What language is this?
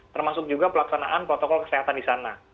Indonesian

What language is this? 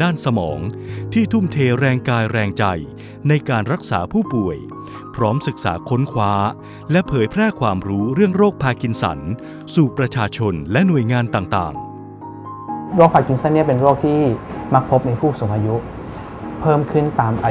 Thai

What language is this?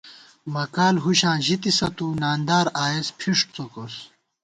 Gawar-Bati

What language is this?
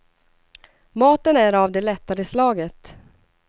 Swedish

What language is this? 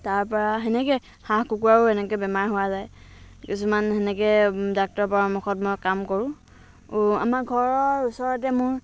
Assamese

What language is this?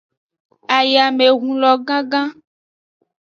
Aja (Benin)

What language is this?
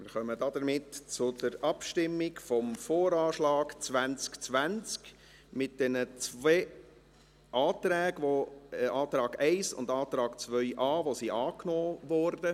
Swiss German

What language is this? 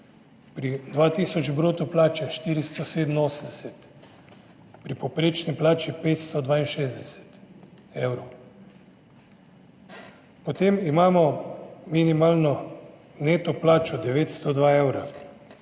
Slovenian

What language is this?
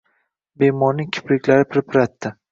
Uzbek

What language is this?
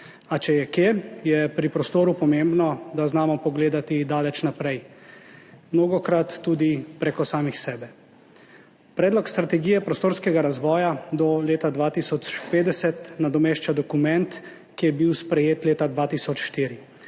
Slovenian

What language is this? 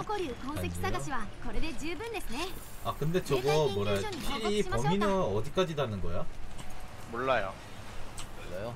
Korean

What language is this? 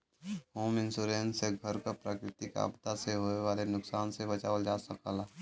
Bhojpuri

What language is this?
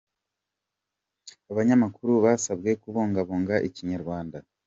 Kinyarwanda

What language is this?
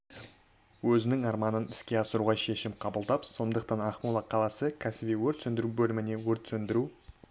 Kazakh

